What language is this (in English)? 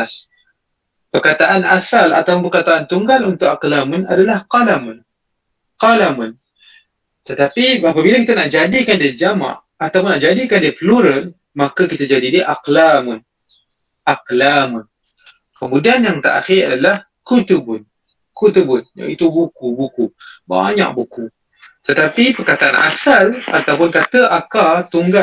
Malay